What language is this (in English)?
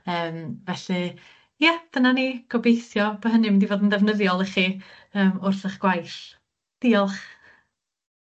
Welsh